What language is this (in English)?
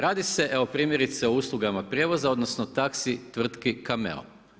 Croatian